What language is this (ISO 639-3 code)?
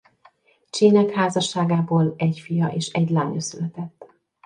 hun